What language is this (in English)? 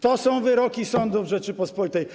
Polish